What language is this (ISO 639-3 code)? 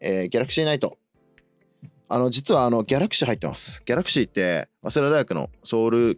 jpn